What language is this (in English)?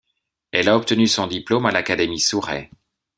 French